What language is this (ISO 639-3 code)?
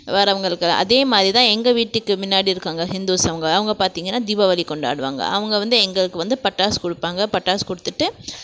tam